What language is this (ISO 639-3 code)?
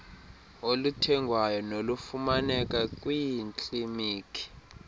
xho